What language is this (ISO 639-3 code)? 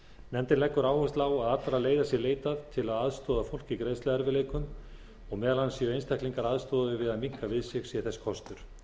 isl